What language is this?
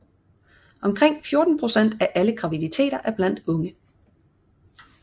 Danish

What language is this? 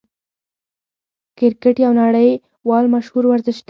Pashto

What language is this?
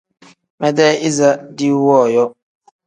Tem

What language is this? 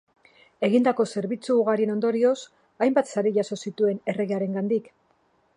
Basque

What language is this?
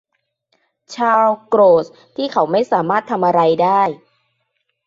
Thai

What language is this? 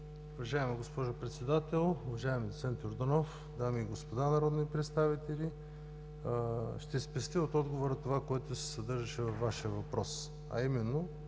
Bulgarian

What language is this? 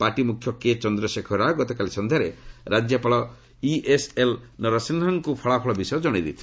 Odia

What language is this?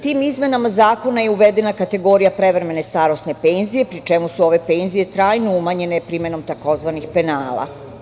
Serbian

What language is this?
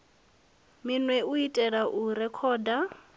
Venda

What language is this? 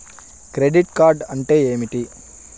Telugu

